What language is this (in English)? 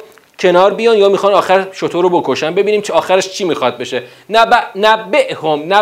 Persian